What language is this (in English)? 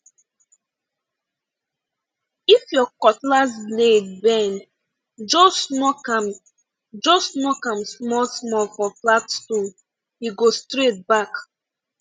Nigerian Pidgin